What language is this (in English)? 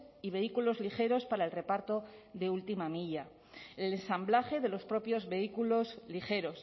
Spanish